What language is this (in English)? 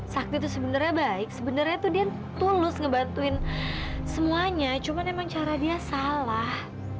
Indonesian